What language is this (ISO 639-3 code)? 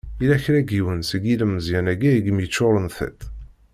kab